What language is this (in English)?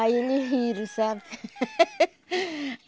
Portuguese